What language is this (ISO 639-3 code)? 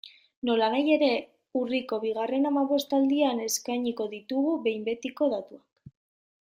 eus